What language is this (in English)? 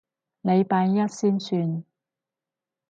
Cantonese